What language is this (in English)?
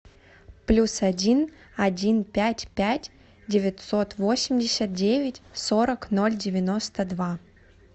Russian